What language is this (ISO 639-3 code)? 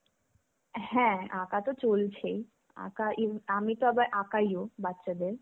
ben